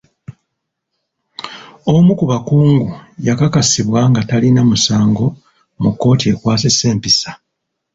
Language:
Ganda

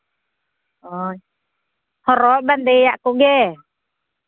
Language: Santali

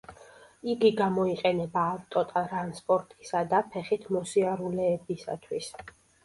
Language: Georgian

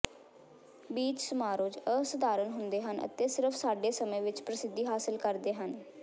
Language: Punjabi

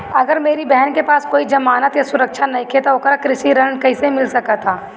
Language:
Bhojpuri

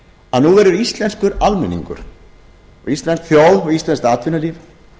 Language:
Icelandic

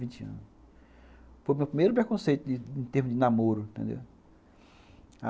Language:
Portuguese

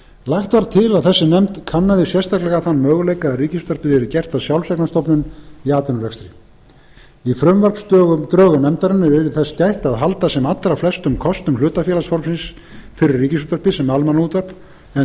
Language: Icelandic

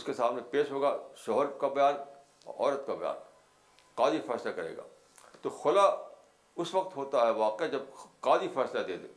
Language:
Urdu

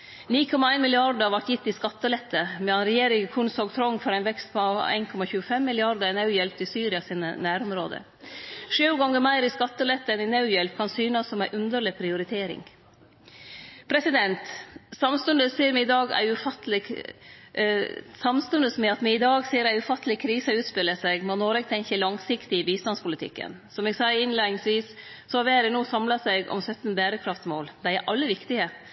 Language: Norwegian Nynorsk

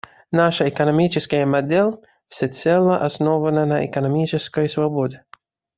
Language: Russian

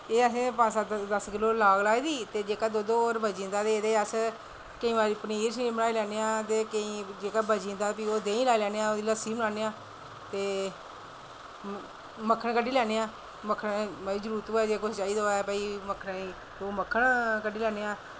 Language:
Dogri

